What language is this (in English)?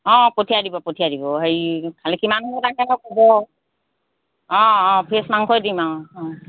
Assamese